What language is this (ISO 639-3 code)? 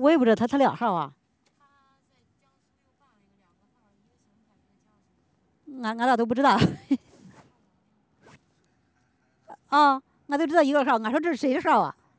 zho